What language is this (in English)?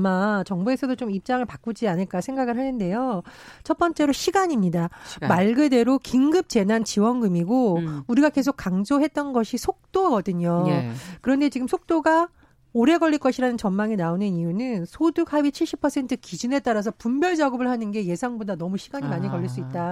Korean